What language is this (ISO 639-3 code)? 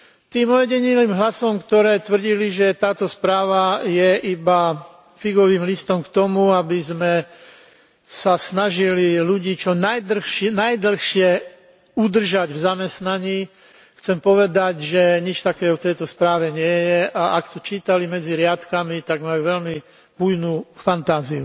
slk